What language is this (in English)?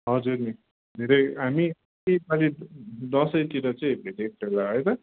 Nepali